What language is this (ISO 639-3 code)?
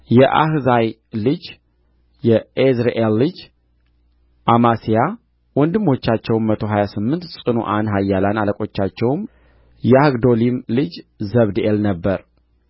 amh